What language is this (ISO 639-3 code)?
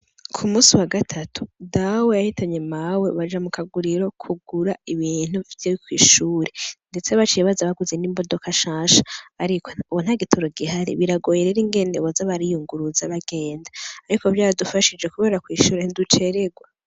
run